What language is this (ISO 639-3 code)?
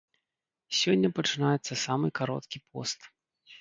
bel